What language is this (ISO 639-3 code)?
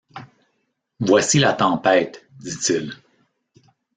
fra